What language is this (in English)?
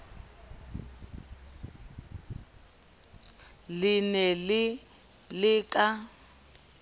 Southern Sotho